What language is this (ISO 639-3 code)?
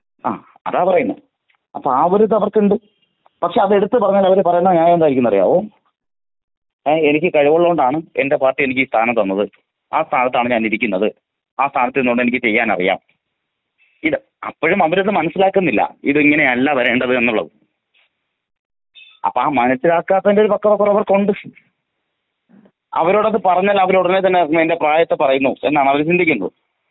mal